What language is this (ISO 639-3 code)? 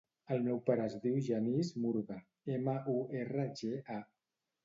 cat